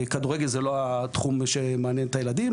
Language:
Hebrew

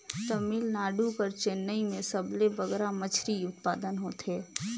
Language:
Chhattisgarhi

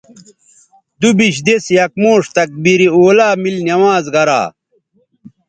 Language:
Bateri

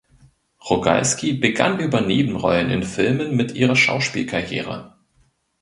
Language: German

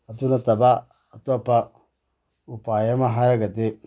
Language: Manipuri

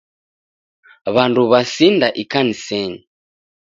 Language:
Taita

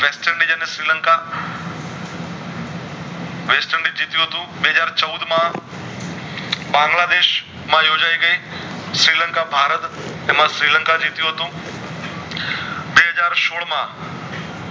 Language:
Gujarati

